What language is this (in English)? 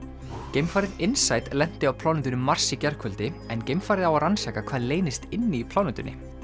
Icelandic